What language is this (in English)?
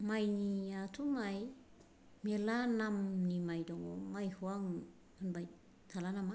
Bodo